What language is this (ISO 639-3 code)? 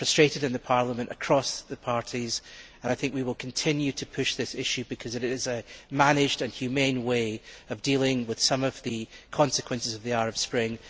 eng